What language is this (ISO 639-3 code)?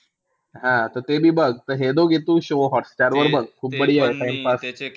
mar